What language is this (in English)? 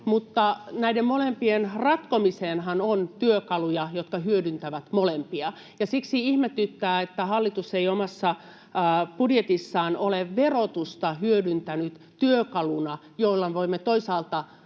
Finnish